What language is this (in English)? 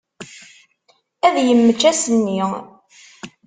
Kabyle